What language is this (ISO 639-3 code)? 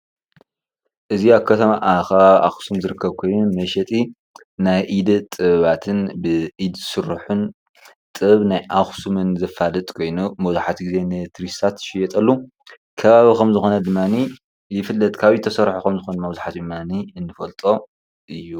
tir